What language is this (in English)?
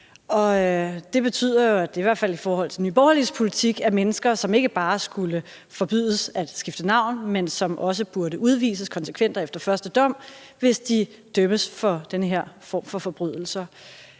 Danish